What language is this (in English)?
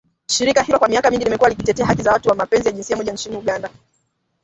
Swahili